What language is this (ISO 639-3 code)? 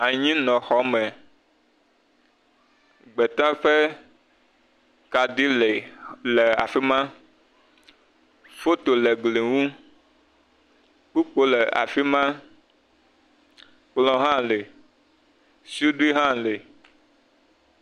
ewe